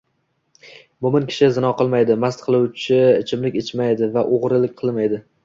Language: Uzbek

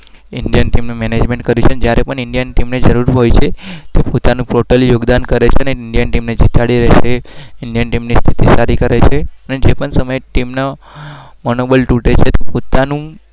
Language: Gujarati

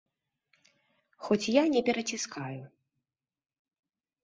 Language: Belarusian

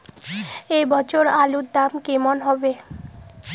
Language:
Bangla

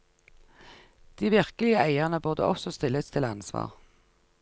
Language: Norwegian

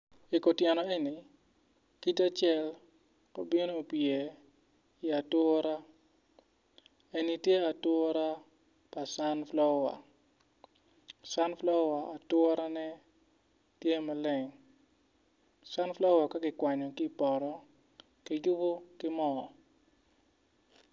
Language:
Acoli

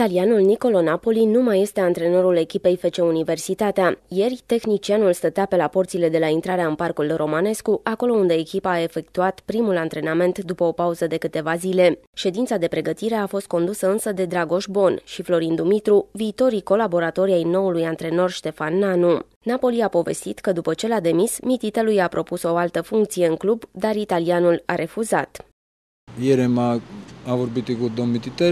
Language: Romanian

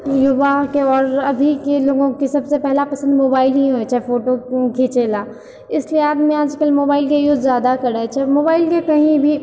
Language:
Maithili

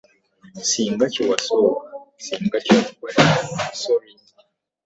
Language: Ganda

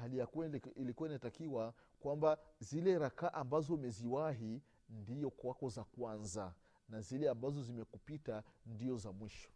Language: Swahili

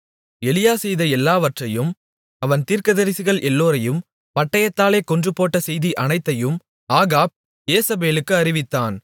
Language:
Tamil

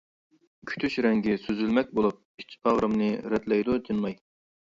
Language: Uyghur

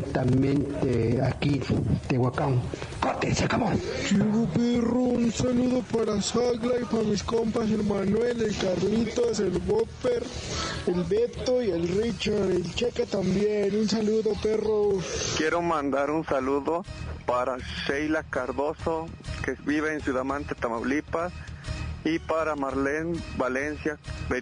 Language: Spanish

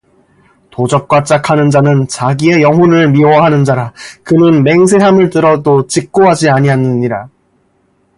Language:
Korean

